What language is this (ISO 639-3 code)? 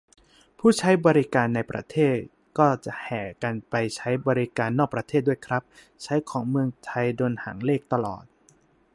tha